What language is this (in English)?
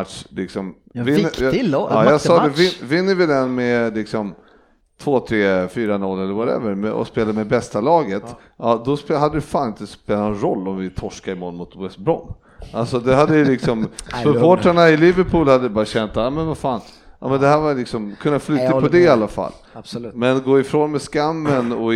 Swedish